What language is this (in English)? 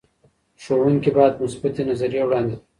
Pashto